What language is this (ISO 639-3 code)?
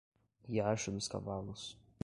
por